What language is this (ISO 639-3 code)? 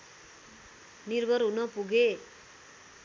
nep